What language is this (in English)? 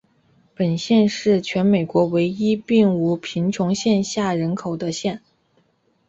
Chinese